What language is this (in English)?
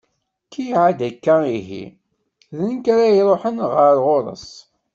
Kabyle